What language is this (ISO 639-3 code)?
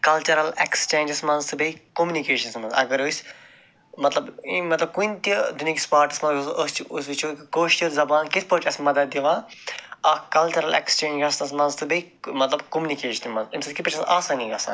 kas